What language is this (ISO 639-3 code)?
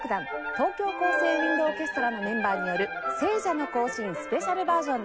jpn